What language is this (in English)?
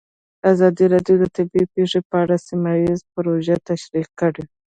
Pashto